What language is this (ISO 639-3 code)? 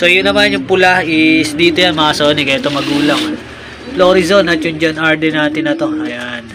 fil